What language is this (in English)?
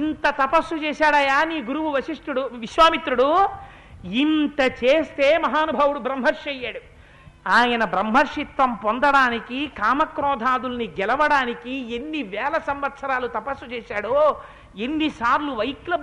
Telugu